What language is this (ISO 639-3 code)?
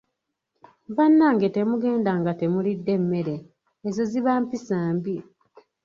lug